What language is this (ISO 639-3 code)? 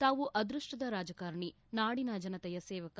kan